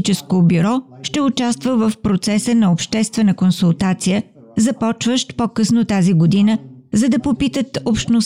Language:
Bulgarian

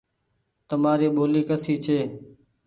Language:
Goaria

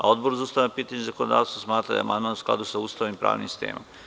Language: Serbian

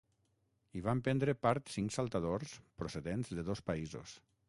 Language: Catalan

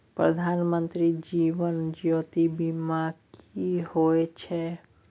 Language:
Maithili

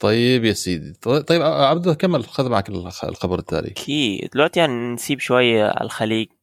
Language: Arabic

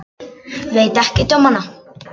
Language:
Icelandic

